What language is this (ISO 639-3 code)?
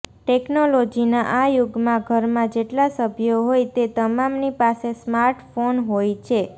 guj